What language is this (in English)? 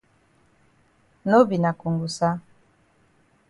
Cameroon Pidgin